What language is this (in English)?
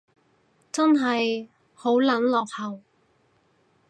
Cantonese